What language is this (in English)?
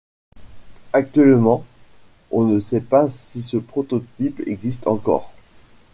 French